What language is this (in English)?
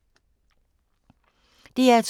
Danish